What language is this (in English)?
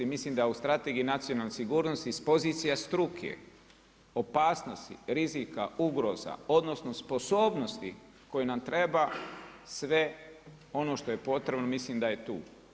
Croatian